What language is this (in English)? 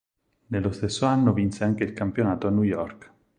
Italian